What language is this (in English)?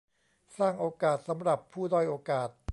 Thai